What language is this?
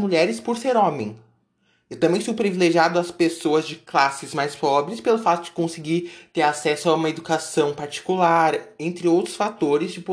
Portuguese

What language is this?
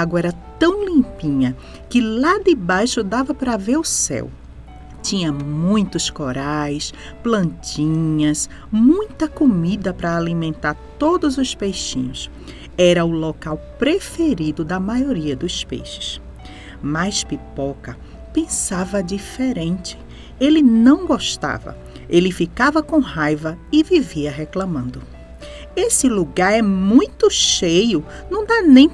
Portuguese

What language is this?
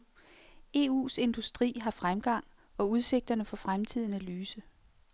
Danish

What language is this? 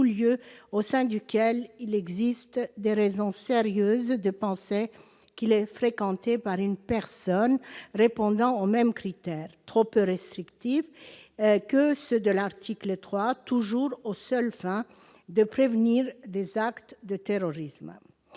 French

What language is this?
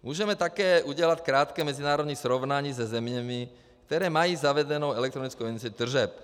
Czech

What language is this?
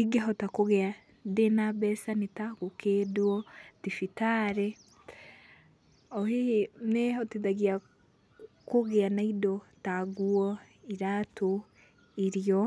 Kikuyu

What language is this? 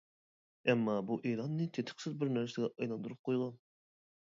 Uyghur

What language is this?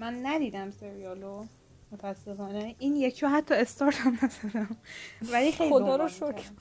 Persian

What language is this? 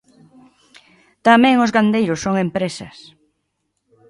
Galician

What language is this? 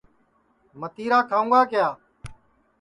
Sansi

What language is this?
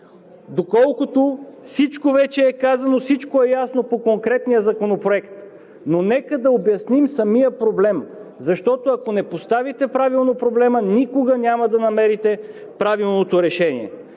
Bulgarian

